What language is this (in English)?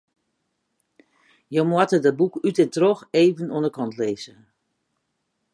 Western Frisian